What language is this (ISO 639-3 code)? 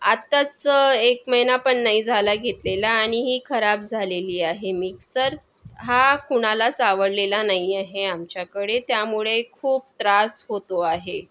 mar